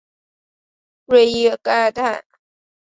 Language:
Chinese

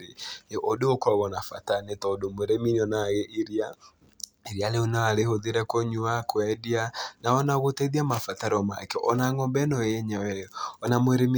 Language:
Kikuyu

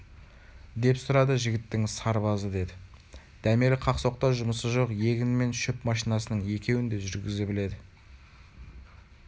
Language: Kazakh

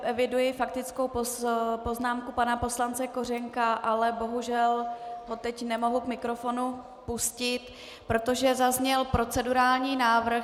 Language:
Czech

